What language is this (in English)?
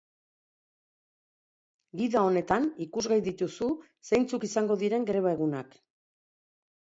Basque